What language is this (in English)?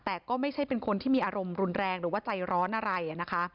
Thai